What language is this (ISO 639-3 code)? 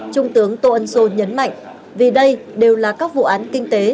vie